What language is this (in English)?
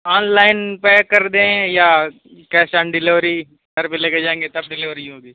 Urdu